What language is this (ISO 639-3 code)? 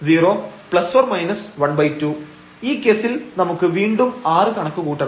mal